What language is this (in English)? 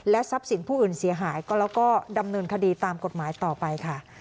Thai